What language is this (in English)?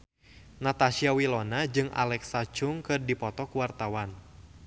Sundanese